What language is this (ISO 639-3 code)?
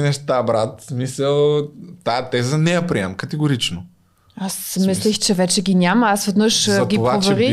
bul